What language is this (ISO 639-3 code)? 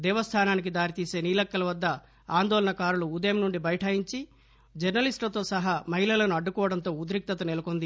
tel